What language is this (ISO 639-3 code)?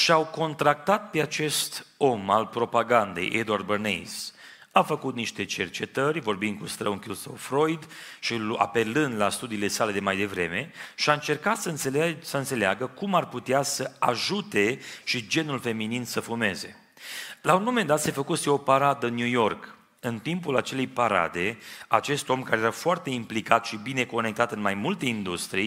ron